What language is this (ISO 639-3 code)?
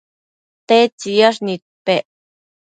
mcf